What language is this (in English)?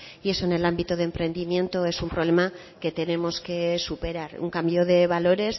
Spanish